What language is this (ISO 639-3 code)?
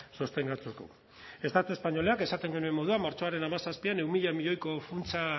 eus